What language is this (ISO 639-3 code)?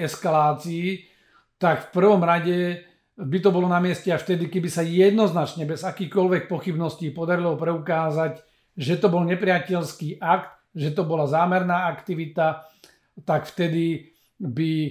slk